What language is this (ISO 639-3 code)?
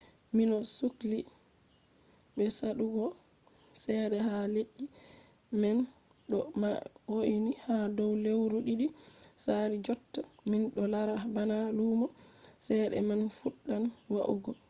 ful